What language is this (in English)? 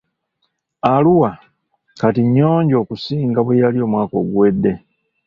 Ganda